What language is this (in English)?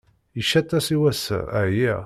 Kabyle